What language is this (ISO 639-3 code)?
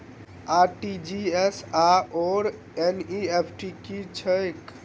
mai